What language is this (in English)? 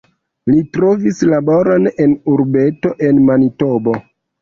Esperanto